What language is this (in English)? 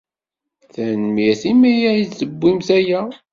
Kabyle